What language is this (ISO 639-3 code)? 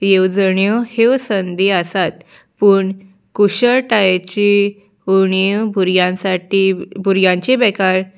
kok